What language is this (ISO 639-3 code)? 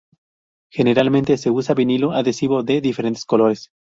spa